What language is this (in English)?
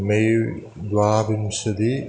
Sanskrit